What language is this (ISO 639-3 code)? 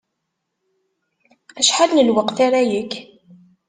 kab